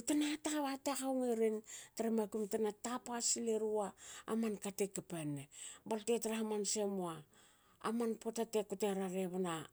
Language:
Hakö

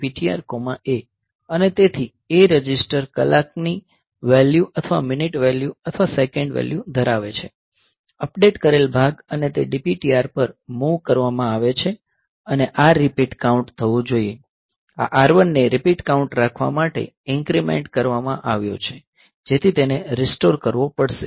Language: Gujarati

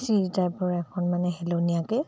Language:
Assamese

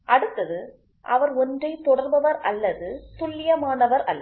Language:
Tamil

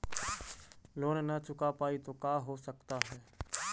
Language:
Magahi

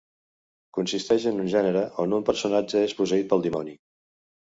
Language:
Catalan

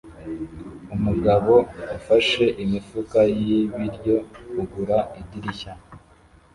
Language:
Kinyarwanda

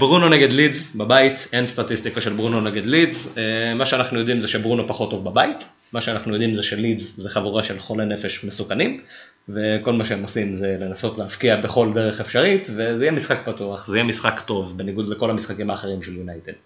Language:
Hebrew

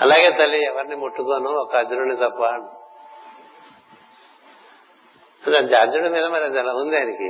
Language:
Telugu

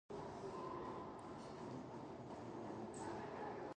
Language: English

